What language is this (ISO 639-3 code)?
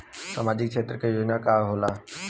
bho